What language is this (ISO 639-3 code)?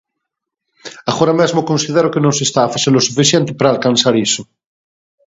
glg